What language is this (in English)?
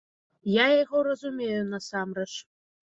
Belarusian